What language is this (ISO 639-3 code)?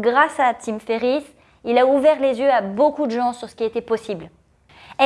fra